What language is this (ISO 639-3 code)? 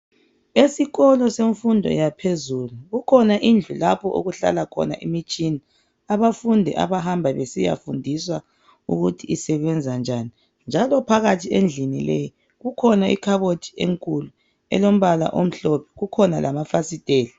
nde